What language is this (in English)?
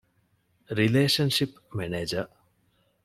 Divehi